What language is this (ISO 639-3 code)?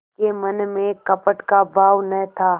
hin